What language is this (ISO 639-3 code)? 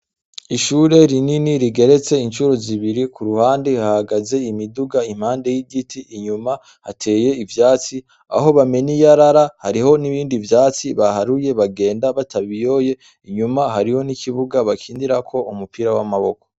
run